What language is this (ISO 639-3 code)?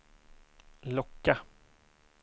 swe